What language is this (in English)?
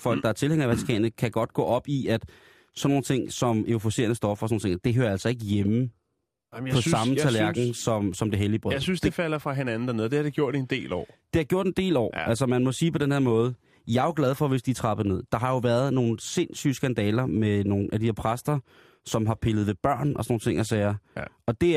Danish